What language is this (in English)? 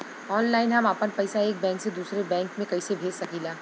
Bhojpuri